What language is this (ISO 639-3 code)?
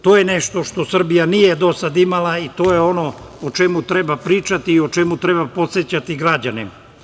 srp